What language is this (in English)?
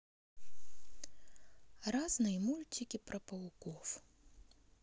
Russian